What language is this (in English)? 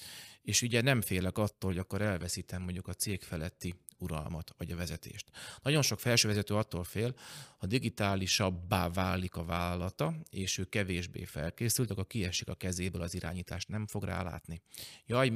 Hungarian